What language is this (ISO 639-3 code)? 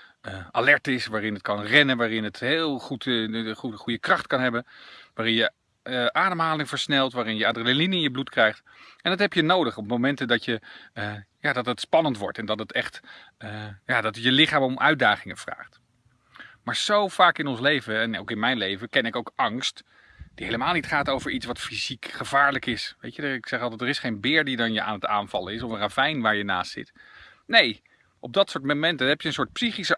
nld